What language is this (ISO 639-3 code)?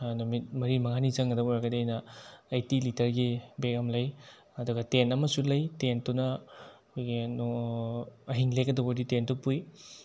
mni